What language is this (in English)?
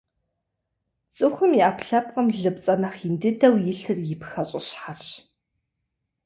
Kabardian